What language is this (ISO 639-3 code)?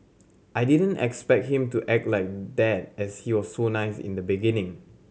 eng